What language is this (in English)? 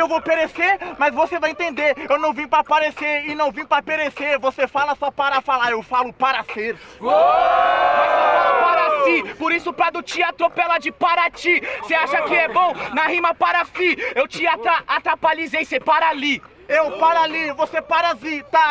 Portuguese